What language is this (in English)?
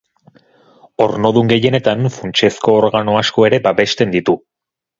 Basque